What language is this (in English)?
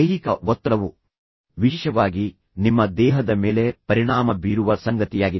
Kannada